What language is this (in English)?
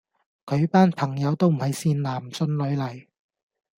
Cantonese